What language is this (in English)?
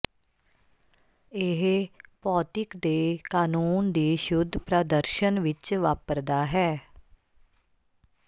Punjabi